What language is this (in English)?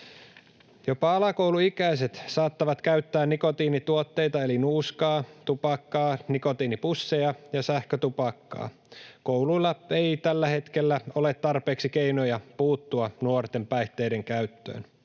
Finnish